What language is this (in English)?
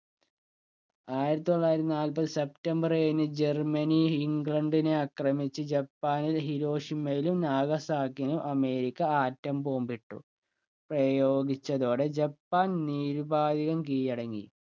Malayalam